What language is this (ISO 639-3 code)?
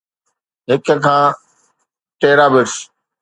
snd